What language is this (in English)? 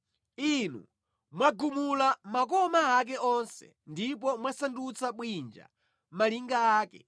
Nyanja